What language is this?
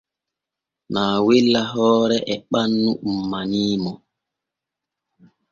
Borgu Fulfulde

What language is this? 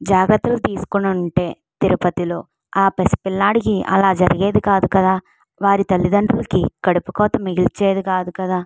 Telugu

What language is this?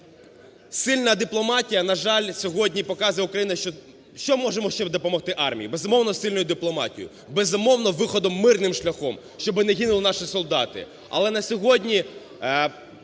Ukrainian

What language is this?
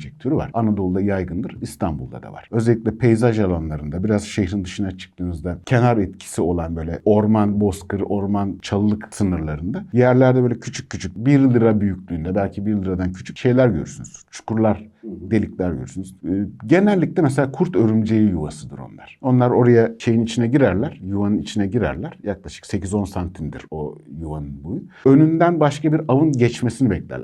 Turkish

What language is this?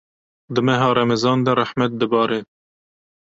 Kurdish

